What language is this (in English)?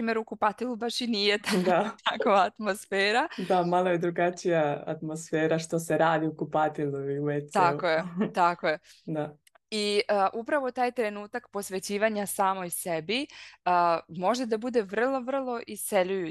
Croatian